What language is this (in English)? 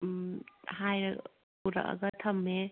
Manipuri